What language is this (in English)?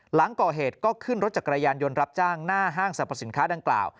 Thai